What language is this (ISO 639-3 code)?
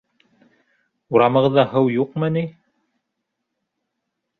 bak